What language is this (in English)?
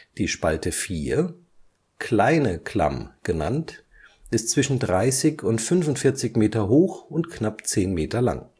German